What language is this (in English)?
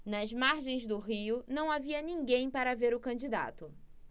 Portuguese